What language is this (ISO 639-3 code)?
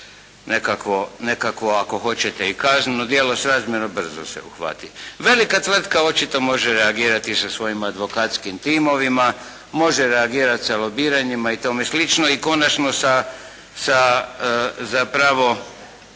hrv